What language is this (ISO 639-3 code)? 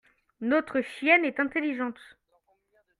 fra